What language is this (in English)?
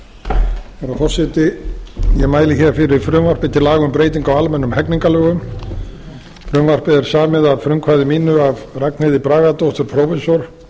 Icelandic